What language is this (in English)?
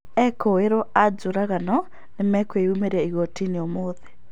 Kikuyu